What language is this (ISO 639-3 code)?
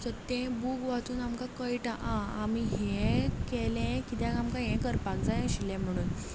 kok